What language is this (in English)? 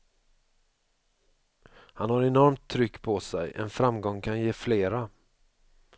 Swedish